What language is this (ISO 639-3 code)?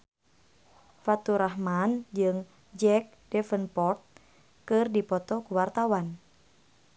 sun